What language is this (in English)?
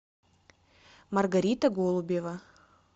Russian